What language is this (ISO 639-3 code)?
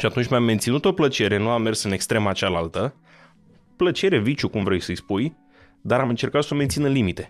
ron